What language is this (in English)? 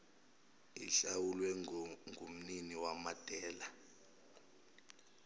Zulu